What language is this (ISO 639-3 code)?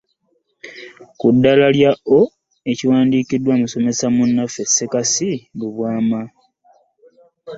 lug